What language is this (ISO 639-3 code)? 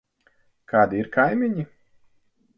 lav